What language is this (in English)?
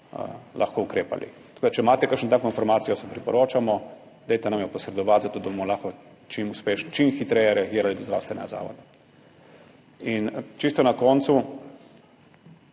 Slovenian